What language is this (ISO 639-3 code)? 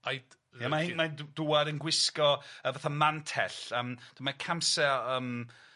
cym